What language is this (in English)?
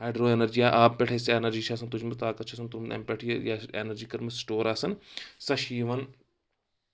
Kashmiri